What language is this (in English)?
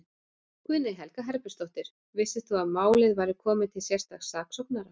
Icelandic